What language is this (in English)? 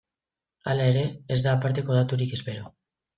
Basque